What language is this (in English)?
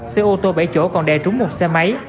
Vietnamese